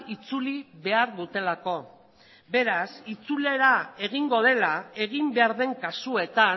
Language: Basque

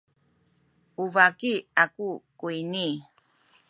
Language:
Sakizaya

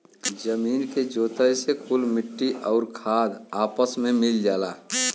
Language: Bhojpuri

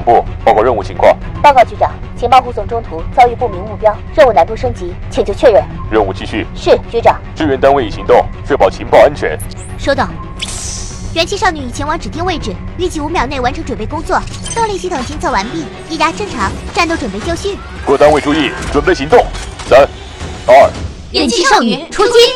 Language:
Chinese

